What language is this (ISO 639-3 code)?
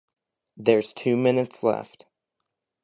eng